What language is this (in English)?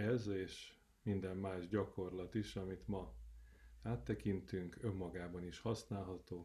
Hungarian